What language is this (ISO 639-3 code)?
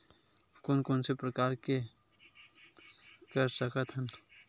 hne